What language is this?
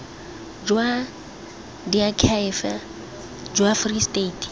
Tswana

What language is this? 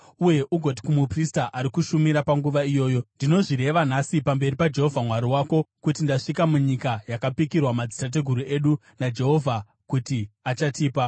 Shona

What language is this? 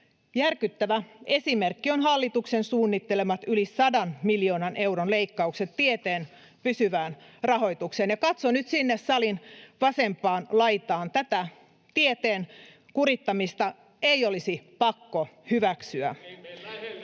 Finnish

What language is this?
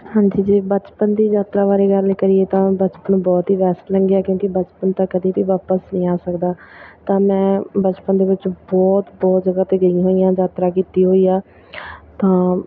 Punjabi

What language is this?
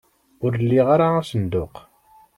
Kabyle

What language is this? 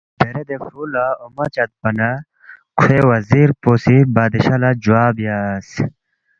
Balti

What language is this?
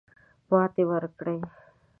Pashto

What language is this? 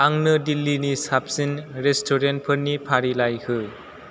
Bodo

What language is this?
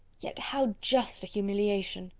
English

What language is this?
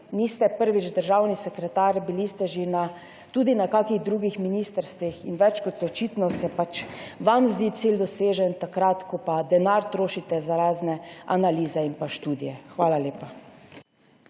Slovenian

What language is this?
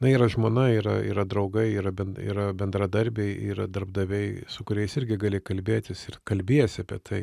Lithuanian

